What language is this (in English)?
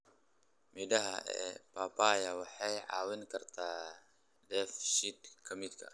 Somali